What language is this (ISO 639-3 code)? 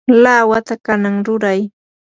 qur